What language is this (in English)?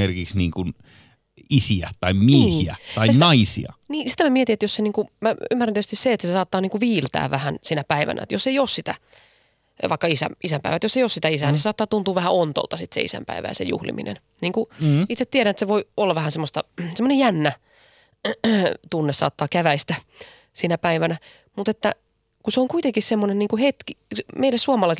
Finnish